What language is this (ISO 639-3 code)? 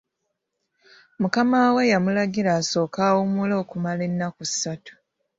lug